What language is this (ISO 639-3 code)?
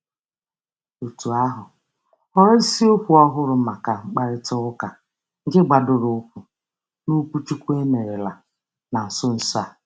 ibo